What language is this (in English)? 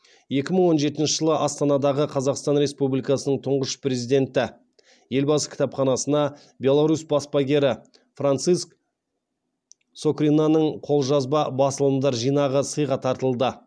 Kazakh